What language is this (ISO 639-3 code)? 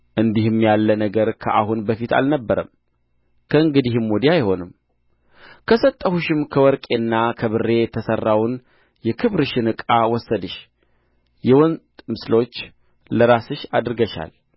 amh